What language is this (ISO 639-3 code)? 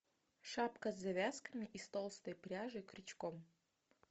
rus